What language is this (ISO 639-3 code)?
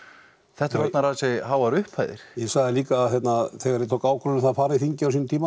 isl